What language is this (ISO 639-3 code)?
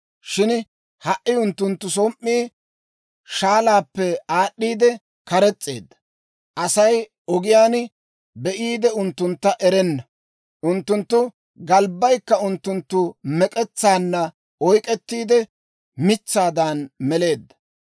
dwr